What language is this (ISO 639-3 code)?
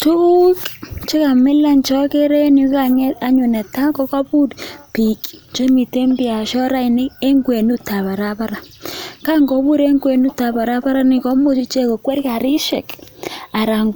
kln